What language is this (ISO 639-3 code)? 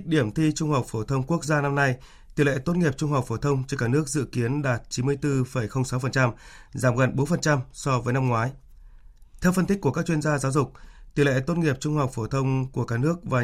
vie